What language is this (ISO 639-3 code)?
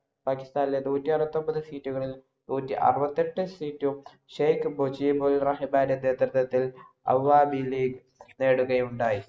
mal